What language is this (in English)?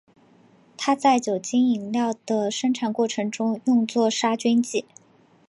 Chinese